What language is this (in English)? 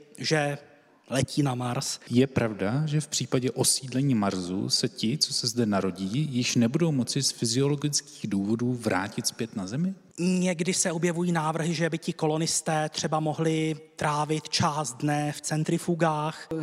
Czech